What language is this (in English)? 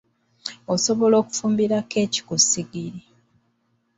Ganda